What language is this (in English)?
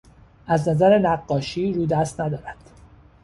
Persian